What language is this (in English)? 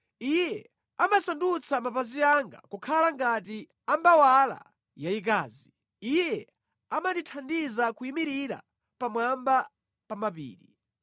Nyanja